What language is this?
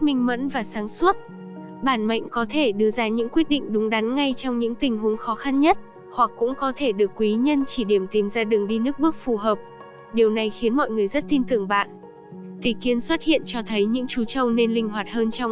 Vietnamese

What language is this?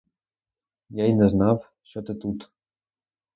Ukrainian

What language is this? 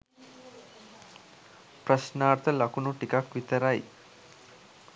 Sinhala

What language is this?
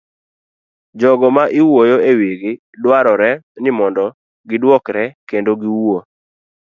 Luo (Kenya and Tanzania)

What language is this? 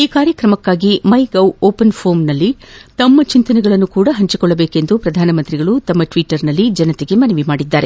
Kannada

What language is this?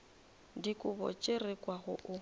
Northern Sotho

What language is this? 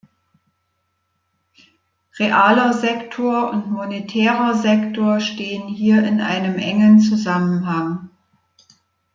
German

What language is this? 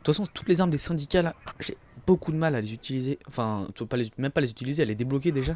French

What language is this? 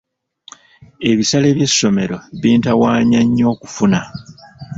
Ganda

